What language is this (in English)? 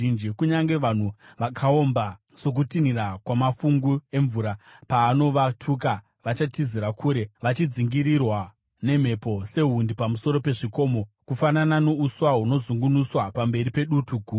Shona